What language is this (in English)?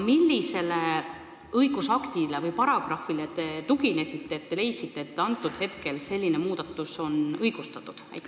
Estonian